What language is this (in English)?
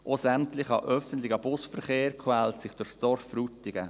Swiss German